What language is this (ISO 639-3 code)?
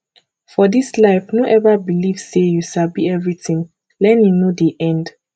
pcm